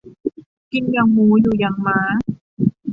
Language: Thai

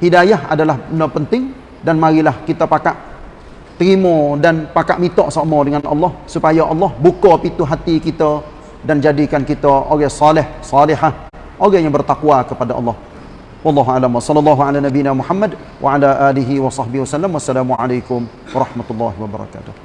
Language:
Malay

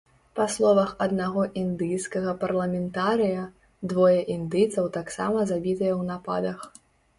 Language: Belarusian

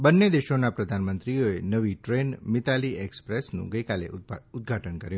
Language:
Gujarati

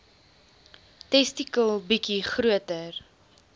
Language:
Afrikaans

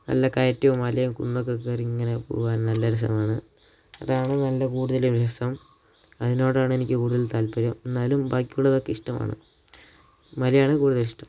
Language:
Malayalam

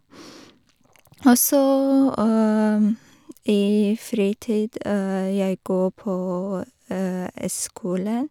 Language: Norwegian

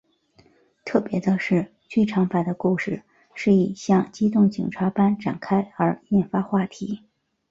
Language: Chinese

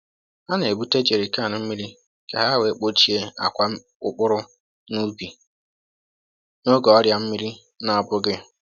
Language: Igbo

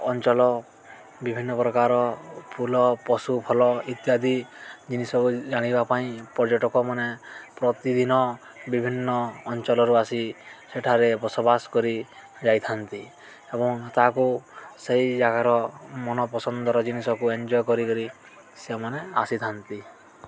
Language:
Odia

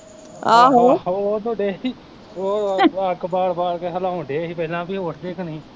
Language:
Punjabi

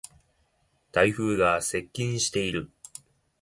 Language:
Japanese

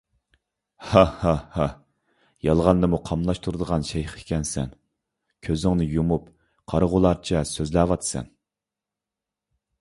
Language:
Uyghur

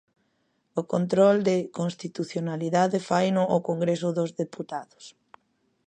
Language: Galician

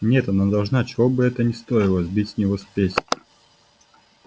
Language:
Russian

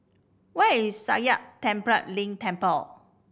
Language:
English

